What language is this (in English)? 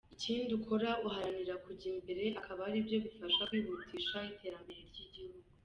Kinyarwanda